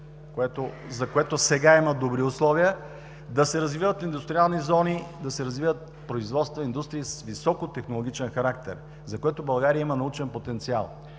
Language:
Bulgarian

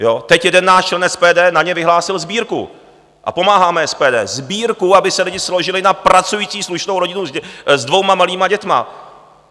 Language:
Czech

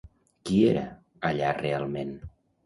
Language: Catalan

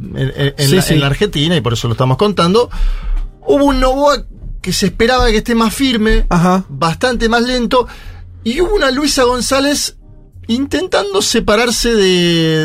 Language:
Spanish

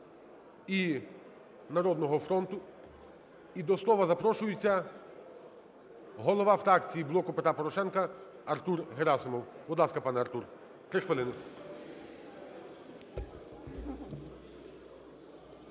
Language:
Ukrainian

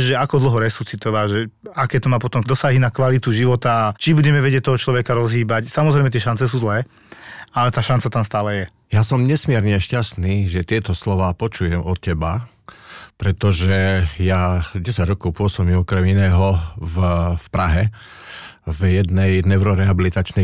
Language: Slovak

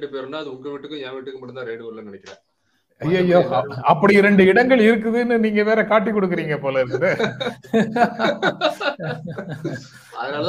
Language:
Tamil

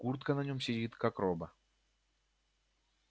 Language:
Russian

